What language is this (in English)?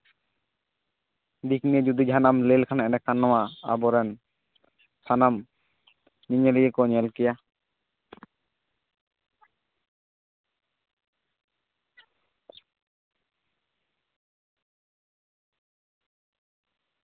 Santali